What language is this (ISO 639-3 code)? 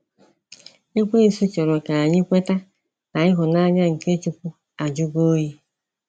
ibo